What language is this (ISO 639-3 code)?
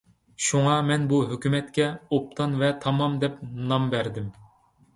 uig